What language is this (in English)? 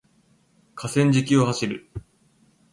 Japanese